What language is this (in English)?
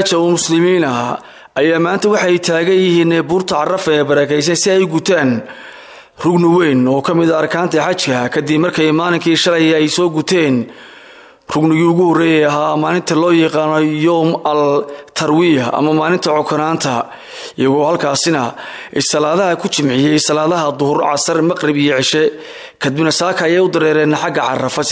Arabic